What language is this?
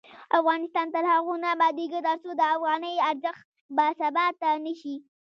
Pashto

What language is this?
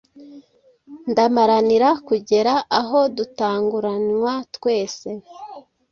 Kinyarwanda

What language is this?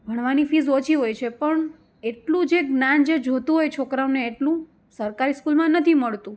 Gujarati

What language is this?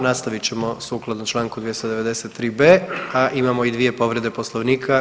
Croatian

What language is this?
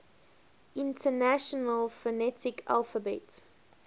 English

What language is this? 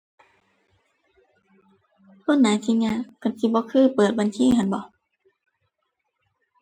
Thai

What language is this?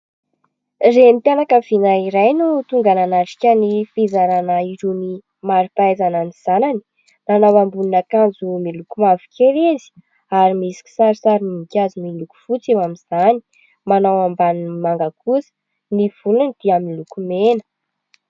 Malagasy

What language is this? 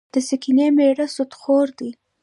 Pashto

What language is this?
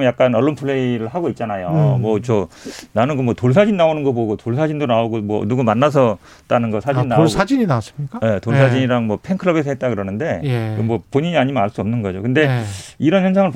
Korean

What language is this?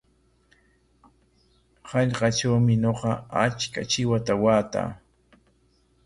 Corongo Ancash Quechua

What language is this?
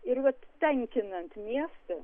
Lithuanian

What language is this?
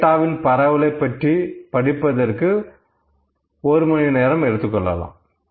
Tamil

